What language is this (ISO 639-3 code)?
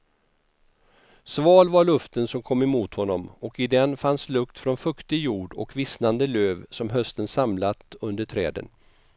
swe